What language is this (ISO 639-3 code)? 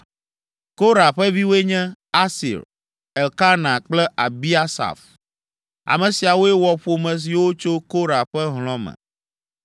ewe